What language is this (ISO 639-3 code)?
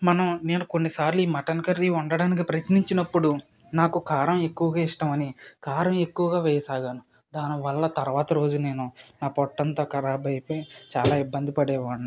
tel